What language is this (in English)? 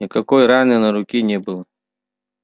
Russian